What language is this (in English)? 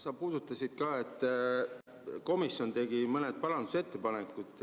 Estonian